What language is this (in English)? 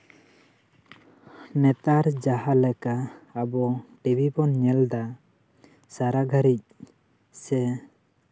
Santali